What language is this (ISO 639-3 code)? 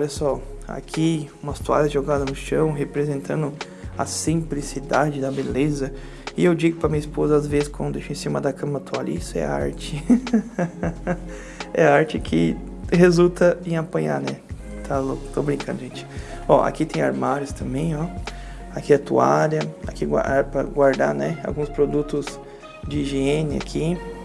por